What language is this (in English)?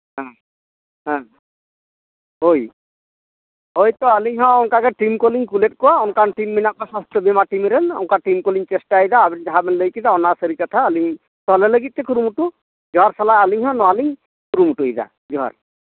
Santali